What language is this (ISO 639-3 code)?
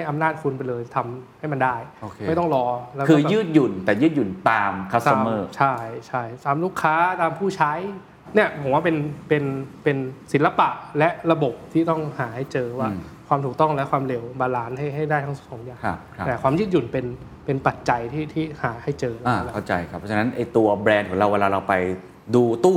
tha